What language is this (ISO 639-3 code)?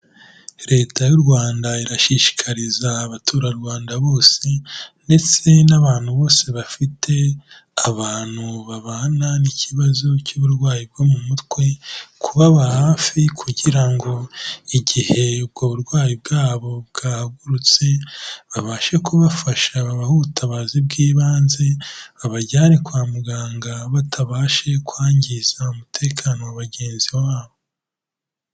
kin